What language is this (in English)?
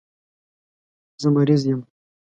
Pashto